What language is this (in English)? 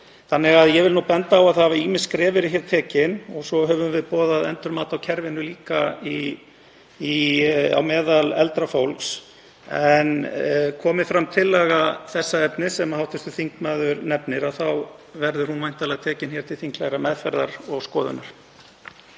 Icelandic